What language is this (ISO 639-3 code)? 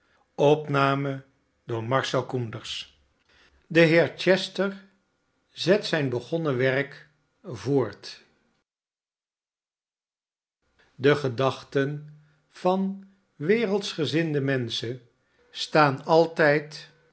nld